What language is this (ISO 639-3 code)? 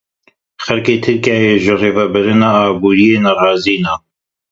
kur